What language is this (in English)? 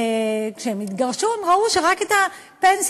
Hebrew